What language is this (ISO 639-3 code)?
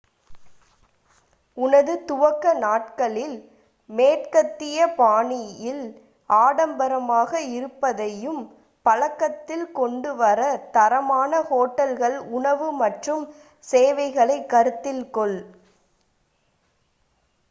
tam